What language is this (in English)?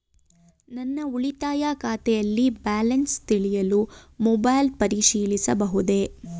Kannada